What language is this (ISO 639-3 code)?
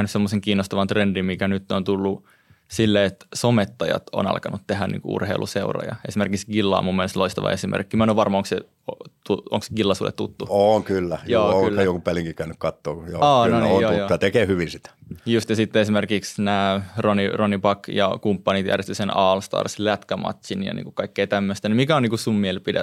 fin